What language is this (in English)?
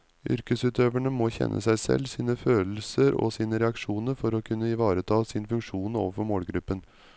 Norwegian